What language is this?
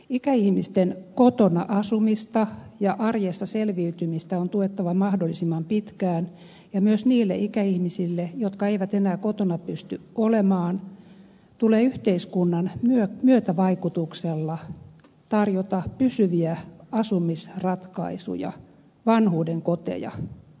Finnish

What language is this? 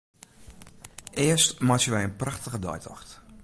Western Frisian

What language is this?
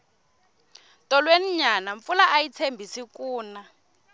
Tsonga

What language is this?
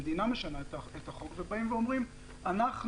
Hebrew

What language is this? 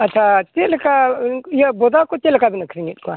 Santali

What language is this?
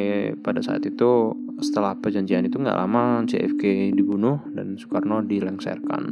Indonesian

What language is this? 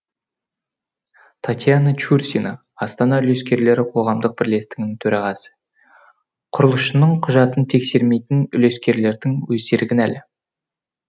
Kazakh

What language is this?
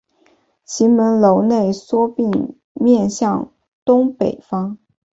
Chinese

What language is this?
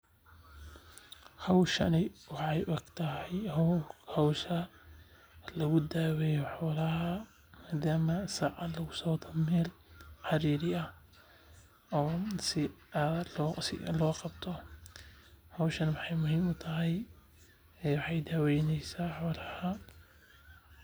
Somali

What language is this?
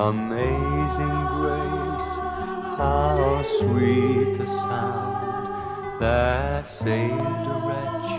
Korean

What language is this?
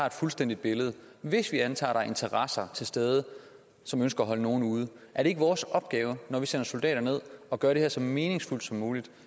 Danish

